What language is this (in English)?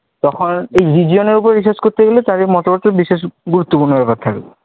Bangla